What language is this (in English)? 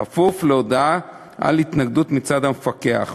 Hebrew